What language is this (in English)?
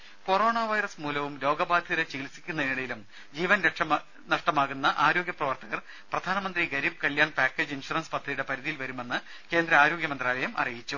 Malayalam